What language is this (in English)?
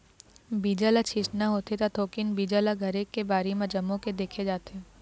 Chhattisgarhi